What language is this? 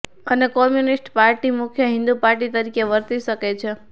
Gujarati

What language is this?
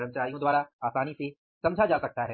Hindi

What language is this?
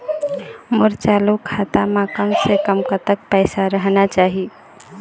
Chhattisgarhi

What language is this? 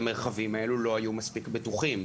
Hebrew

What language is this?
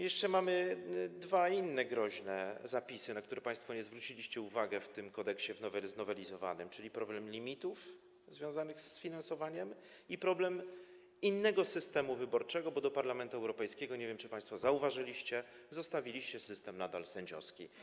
Polish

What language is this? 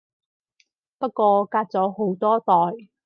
Cantonese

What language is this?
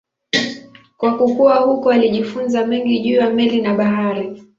Swahili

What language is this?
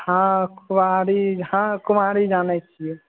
Maithili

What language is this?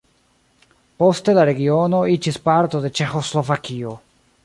Esperanto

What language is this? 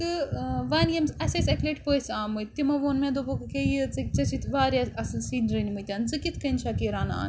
Kashmiri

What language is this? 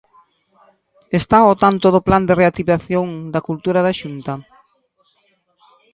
Galician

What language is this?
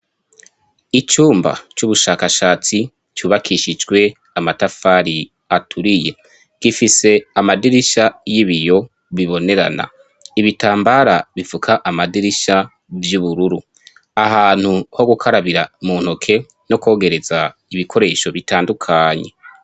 Rundi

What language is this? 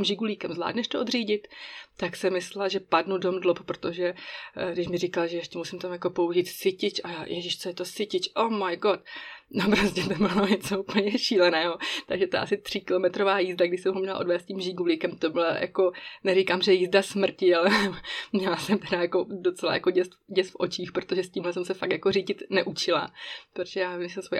Czech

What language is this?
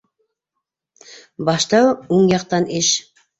Bashkir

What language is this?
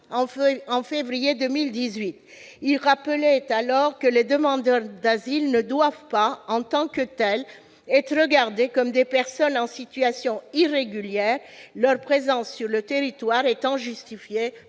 French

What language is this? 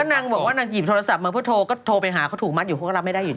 Thai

